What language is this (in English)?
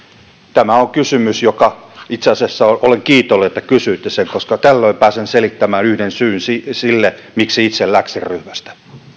Finnish